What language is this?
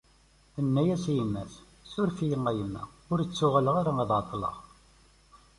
Kabyle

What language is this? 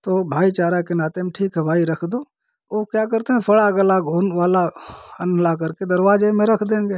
Hindi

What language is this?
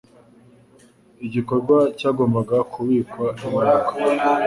Kinyarwanda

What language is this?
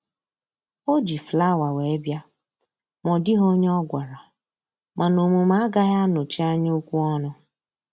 Igbo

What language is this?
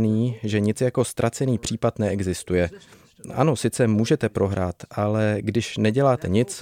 Czech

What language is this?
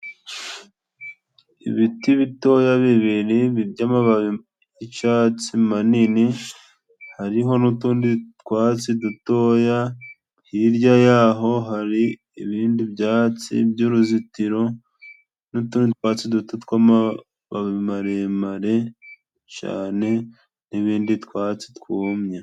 Kinyarwanda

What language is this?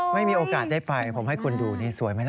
Thai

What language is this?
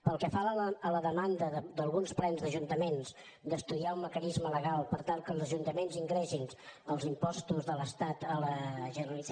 Catalan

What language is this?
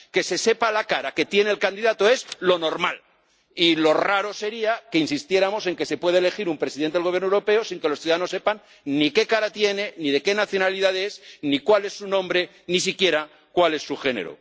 Spanish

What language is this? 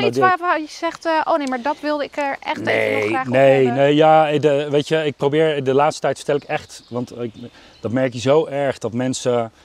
Dutch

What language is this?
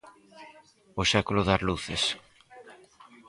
Galician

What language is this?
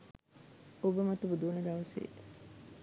Sinhala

